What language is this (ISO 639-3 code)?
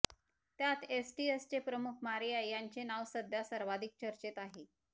mar